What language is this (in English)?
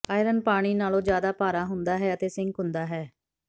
Punjabi